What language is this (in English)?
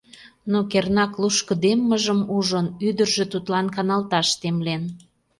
Mari